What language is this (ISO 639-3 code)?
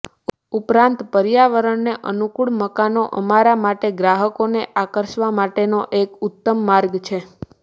guj